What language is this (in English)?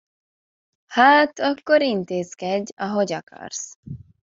Hungarian